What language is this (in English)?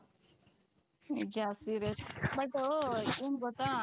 Kannada